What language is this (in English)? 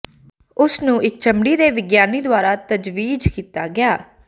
Punjabi